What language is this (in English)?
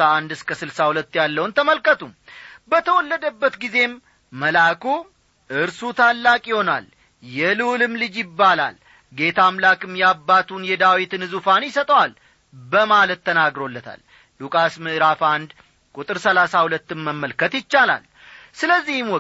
Amharic